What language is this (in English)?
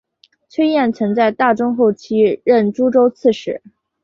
Chinese